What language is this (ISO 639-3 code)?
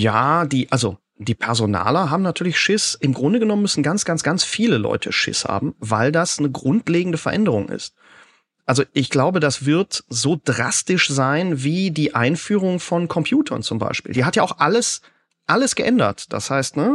deu